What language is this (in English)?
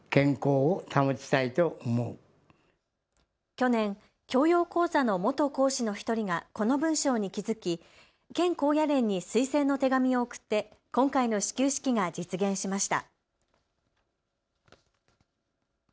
Japanese